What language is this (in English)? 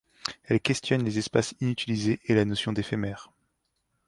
French